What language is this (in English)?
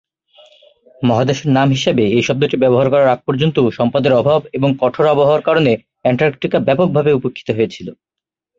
Bangla